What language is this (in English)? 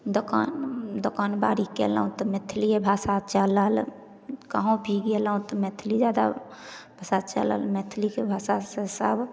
Maithili